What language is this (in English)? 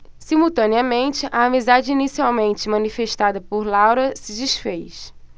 Portuguese